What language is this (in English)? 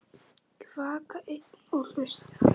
Icelandic